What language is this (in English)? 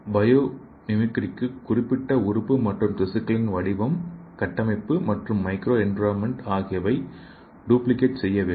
Tamil